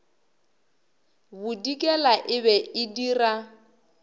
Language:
Northern Sotho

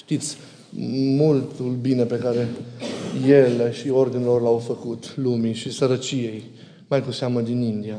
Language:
Romanian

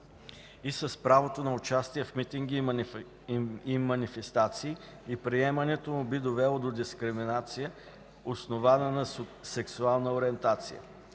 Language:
Bulgarian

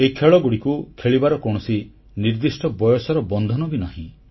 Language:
Odia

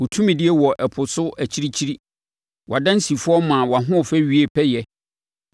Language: Akan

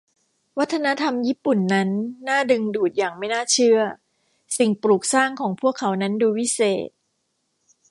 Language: Thai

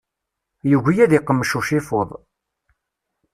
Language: Kabyle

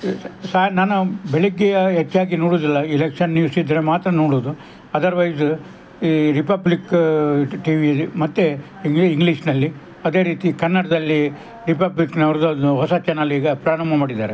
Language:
Kannada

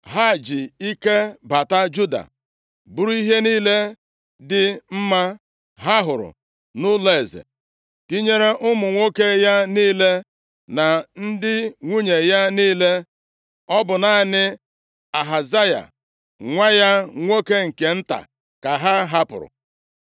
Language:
Igbo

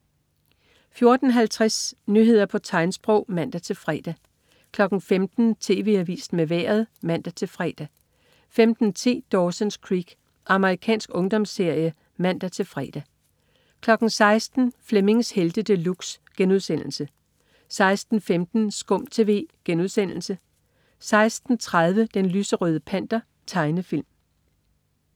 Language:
Danish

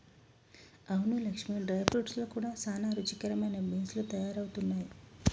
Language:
Telugu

